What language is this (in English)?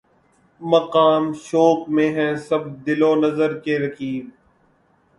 Urdu